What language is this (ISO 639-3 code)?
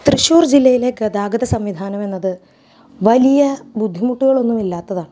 mal